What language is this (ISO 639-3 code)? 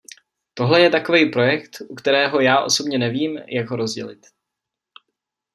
ces